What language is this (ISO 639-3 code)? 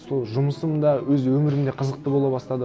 kaz